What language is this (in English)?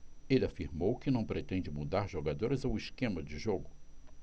Portuguese